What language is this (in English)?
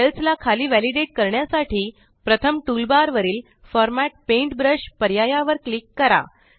Marathi